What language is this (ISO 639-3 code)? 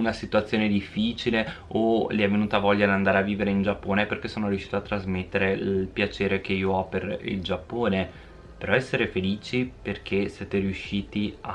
ita